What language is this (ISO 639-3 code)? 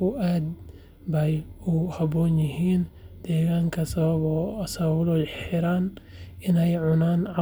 som